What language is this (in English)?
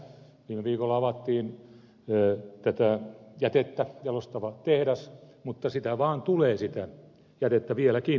Finnish